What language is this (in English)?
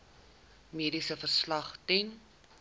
Afrikaans